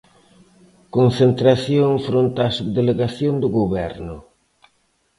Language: Galician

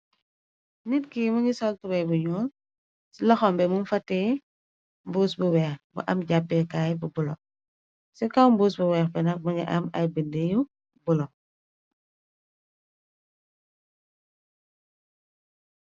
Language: Wolof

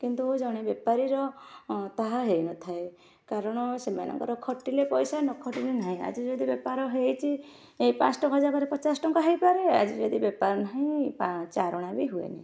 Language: Odia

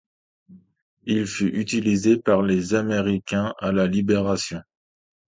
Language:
French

